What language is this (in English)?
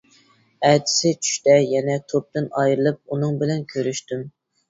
Uyghur